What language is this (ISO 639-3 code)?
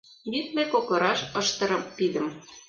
chm